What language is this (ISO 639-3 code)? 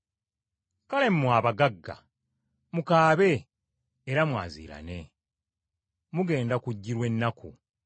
lug